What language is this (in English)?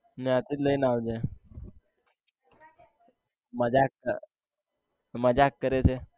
Gujarati